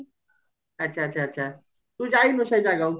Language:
Odia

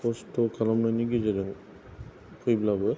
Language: Bodo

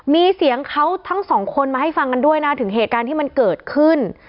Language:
Thai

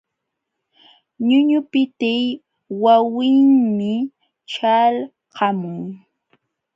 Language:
Jauja Wanca Quechua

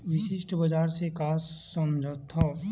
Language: Chhattisgarhi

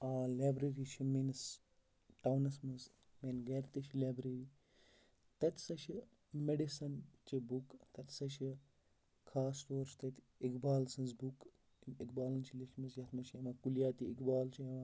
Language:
Kashmiri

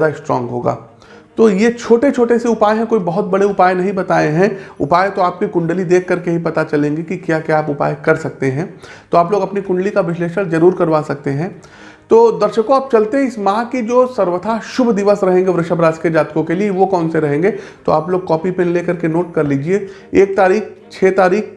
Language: Hindi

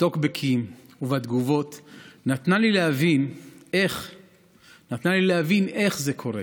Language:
Hebrew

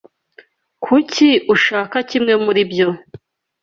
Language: Kinyarwanda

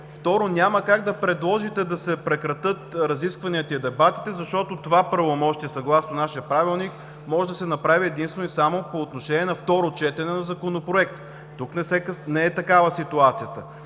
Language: Bulgarian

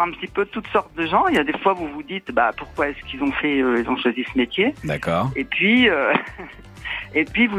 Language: French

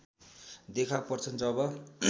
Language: Nepali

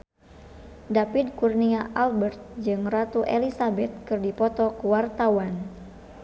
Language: Sundanese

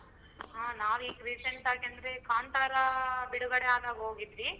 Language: Kannada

